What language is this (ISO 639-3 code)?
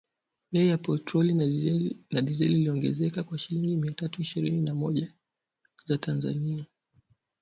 swa